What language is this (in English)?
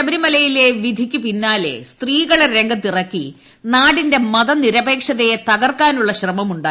Malayalam